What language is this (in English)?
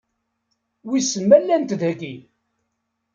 Kabyle